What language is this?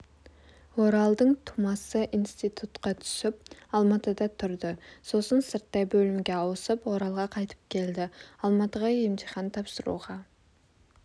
Kazakh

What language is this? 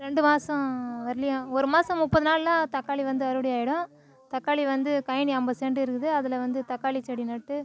Tamil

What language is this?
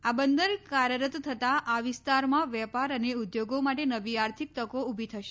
Gujarati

